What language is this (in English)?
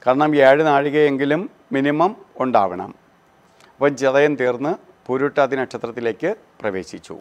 Norwegian